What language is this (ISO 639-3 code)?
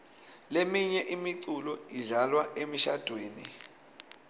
ssw